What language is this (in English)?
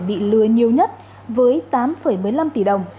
Vietnamese